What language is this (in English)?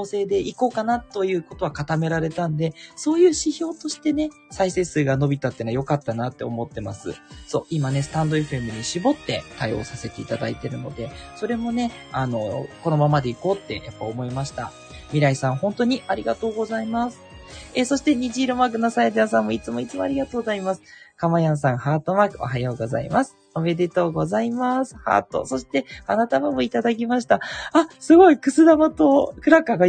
Japanese